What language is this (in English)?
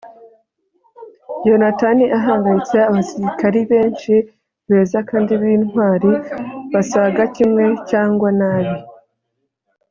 Kinyarwanda